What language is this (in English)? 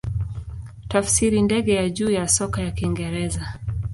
Swahili